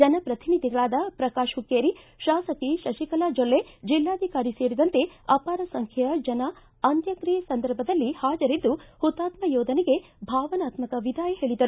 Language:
Kannada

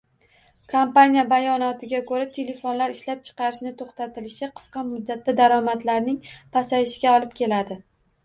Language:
Uzbek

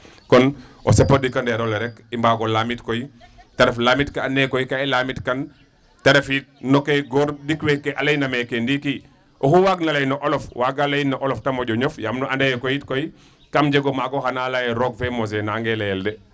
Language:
Serer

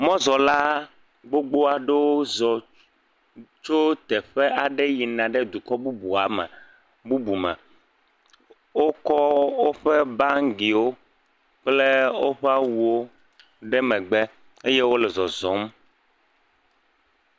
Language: Ewe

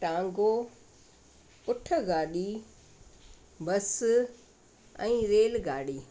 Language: Sindhi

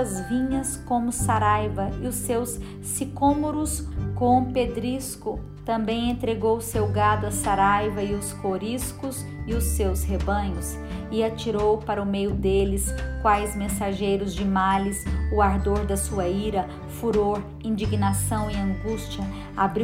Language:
Portuguese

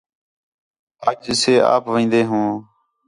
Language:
Khetrani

